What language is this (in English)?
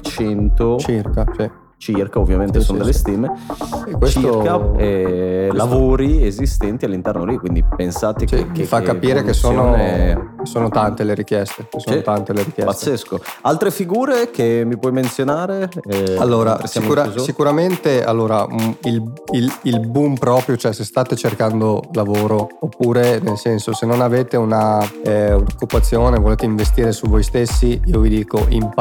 Italian